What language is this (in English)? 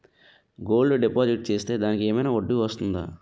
Telugu